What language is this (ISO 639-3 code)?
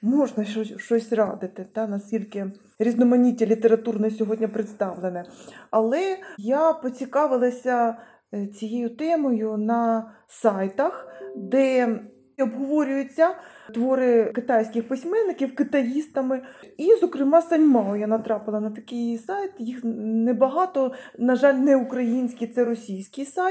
ukr